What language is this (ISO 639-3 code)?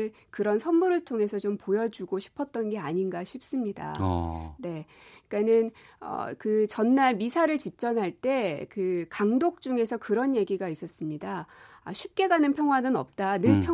kor